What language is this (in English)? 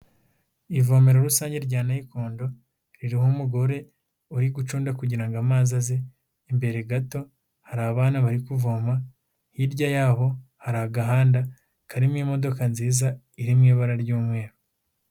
Kinyarwanda